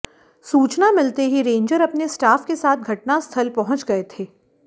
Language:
Hindi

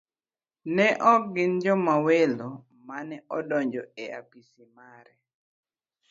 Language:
Luo (Kenya and Tanzania)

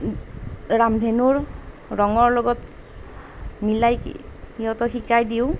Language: Assamese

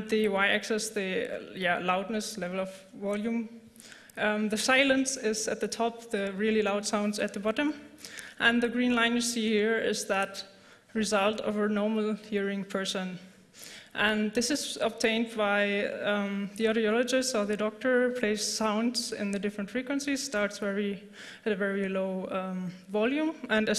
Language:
English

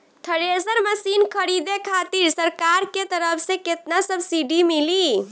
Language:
Bhojpuri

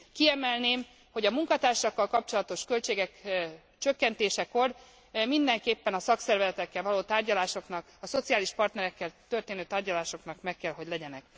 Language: Hungarian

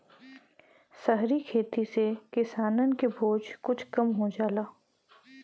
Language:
Bhojpuri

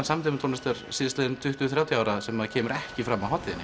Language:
Icelandic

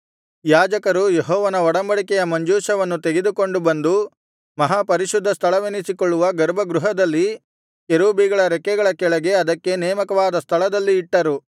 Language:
Kannada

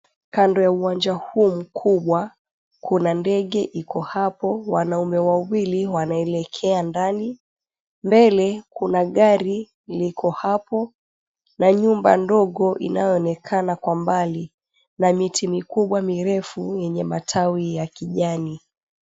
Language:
Swahili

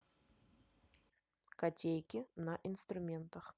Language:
Russian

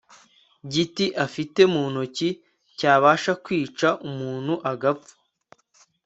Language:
Kinyarwanda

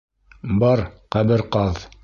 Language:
Bashkir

